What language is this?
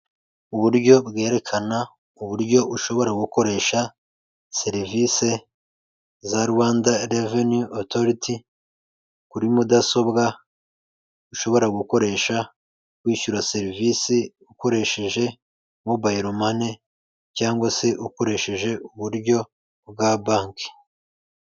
Kinyarwanda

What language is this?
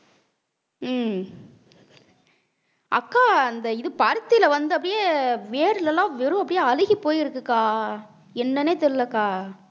Tamil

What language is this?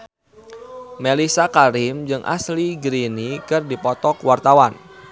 Sundanese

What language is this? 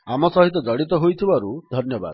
Odia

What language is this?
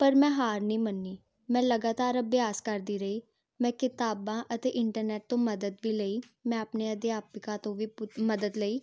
Punjabi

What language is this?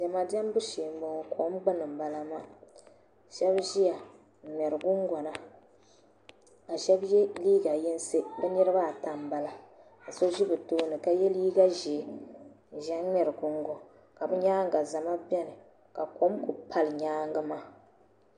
Dagbani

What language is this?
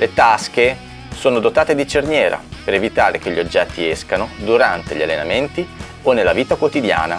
Italian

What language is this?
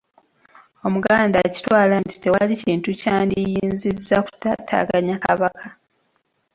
Ganda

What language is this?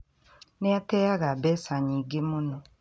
Kikuyu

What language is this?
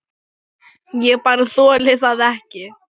Icelandic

